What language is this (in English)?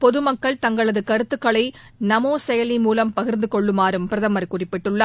Tamil